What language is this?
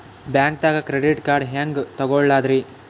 Kannada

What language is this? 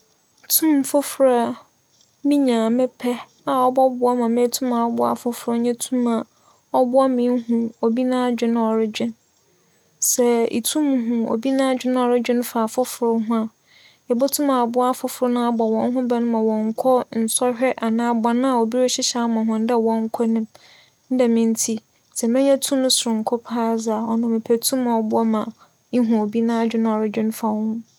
Akan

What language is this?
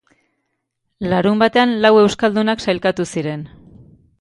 Basque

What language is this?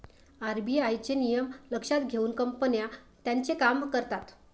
Marathi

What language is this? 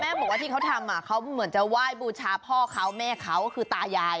Thai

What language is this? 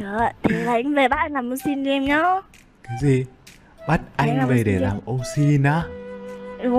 Vietnamese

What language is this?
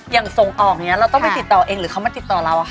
Thai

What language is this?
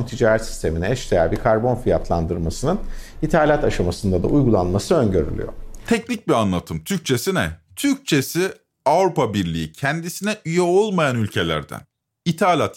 Turkish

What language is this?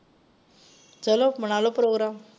Punjabi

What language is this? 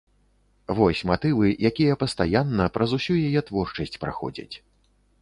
Belarusian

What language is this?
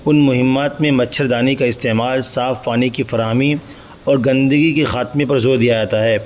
Urdu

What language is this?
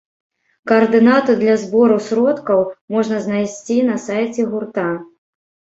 Belarusian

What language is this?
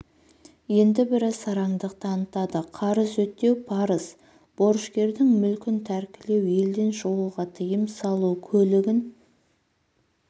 Kazakh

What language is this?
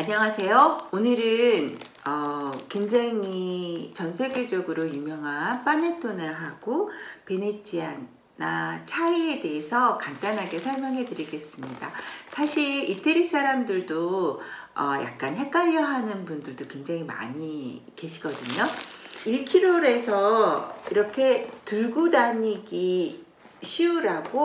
Korean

